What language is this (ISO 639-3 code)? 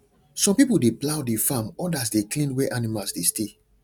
pcm